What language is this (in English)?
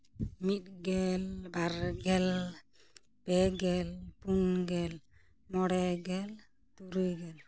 Santali